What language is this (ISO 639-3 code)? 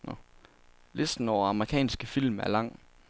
dan